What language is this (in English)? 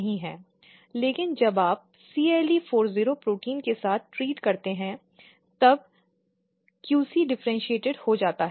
Hindi